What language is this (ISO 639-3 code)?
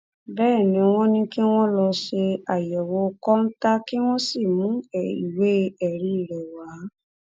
yor